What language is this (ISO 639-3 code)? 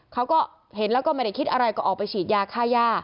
tha